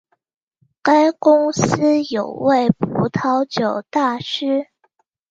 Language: Chinese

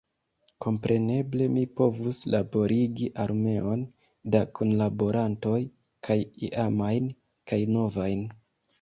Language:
Esperanto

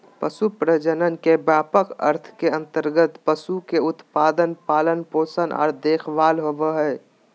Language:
Magahi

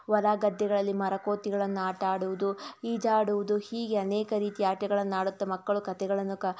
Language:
Kannada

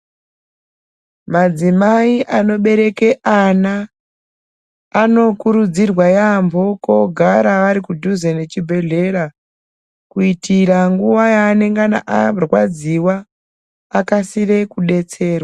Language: Ndau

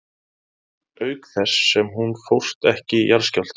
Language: Icelandic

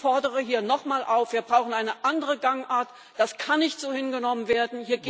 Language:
German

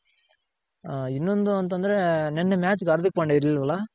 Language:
Kannada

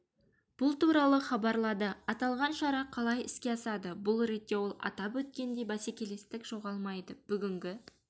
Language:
Kazakh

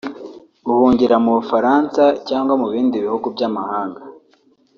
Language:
Kinyarwanda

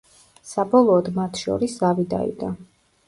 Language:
Georgian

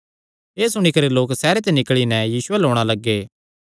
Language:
Kangri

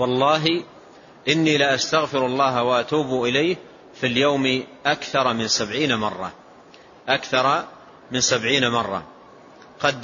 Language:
Arabic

